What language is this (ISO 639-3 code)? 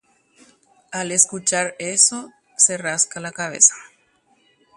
grn